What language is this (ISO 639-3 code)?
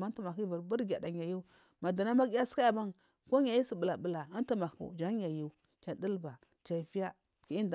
mfm